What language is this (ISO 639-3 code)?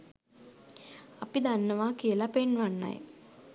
sin